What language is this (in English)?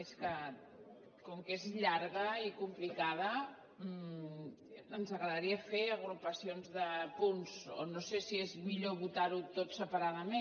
Catalan